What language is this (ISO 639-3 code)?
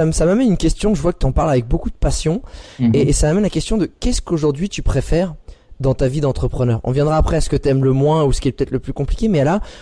fra